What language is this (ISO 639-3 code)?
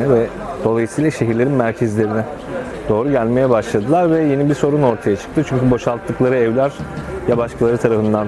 tur